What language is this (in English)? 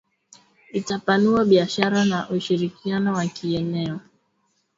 Swahili